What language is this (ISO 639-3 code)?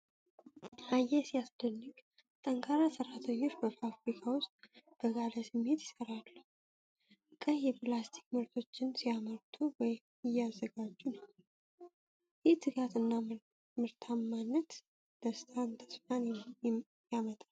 amh